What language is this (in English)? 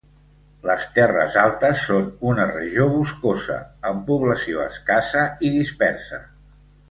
Catalan